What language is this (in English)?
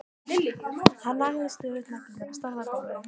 Icelandic